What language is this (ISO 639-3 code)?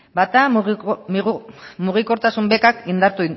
eus